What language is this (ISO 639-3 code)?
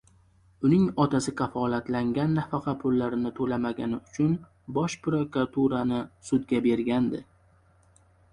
uzb